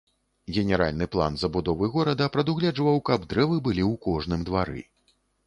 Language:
Belarusian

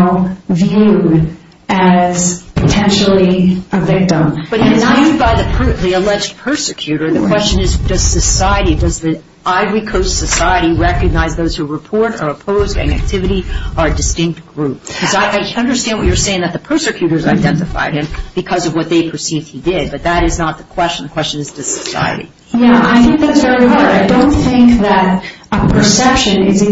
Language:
English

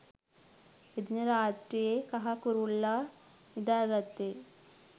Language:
Sinhala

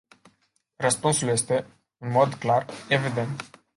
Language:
Romanian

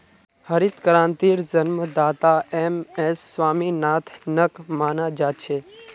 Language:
Magahi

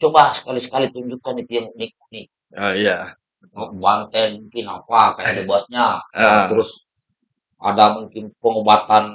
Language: Indonesian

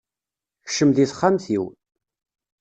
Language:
Kabyle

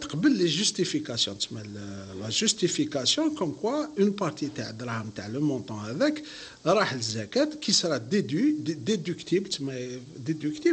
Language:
Arabic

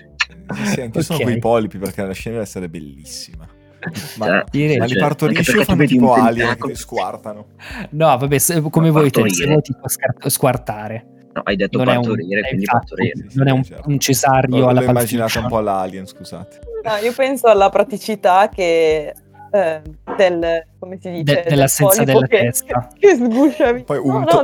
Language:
Italian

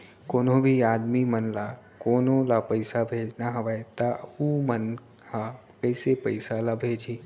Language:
Chhattisgarhi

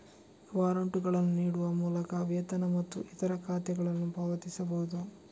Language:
Kannada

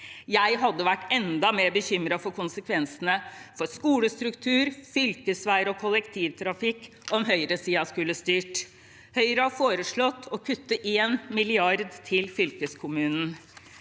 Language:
Norwegian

